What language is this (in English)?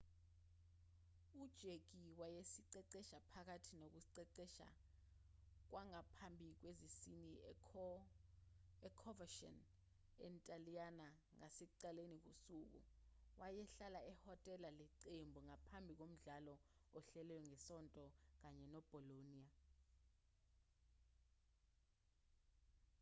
Zulu